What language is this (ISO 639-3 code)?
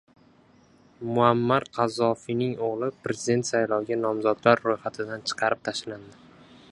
uzb